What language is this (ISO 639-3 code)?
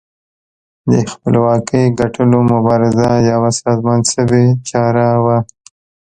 pus